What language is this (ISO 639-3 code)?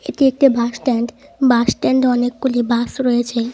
ben